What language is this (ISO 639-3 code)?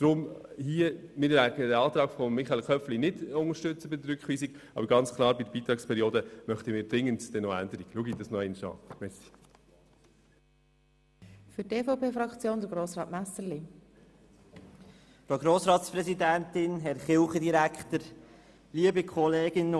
gsw